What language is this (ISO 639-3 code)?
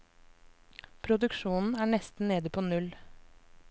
nor